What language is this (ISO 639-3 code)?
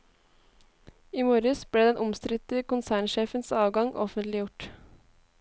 nor